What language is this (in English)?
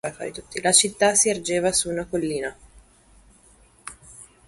Italian